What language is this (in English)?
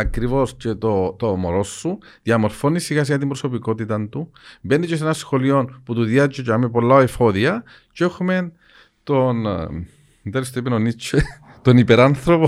Greek